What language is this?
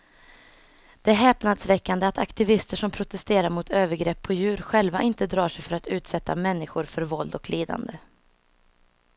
Swedish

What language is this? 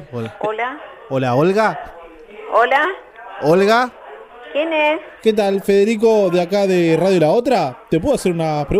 Spanish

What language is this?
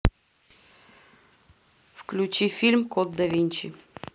Russian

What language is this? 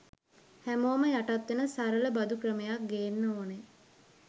Sinhala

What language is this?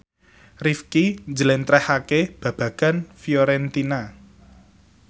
Javanese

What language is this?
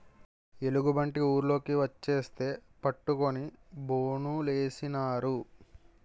Telugu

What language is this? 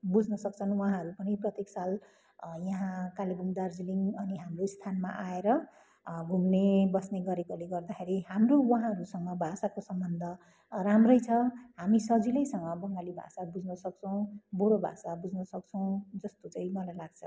Nepali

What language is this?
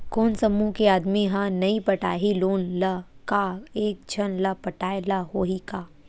Chhattisgarhi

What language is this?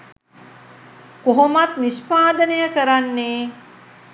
Sinhala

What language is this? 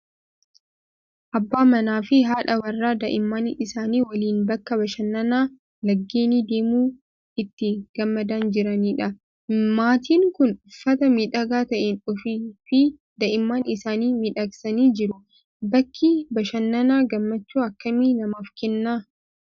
Oromo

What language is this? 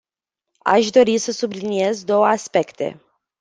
Romanian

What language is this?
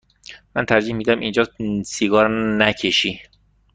Persian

